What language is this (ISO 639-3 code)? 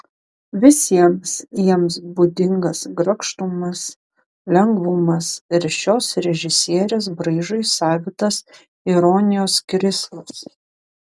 lit